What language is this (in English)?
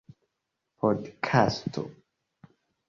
Esperanto